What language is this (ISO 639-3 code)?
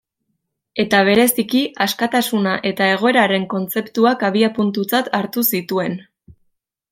eus